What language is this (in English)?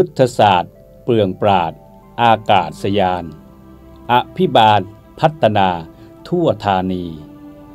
Thai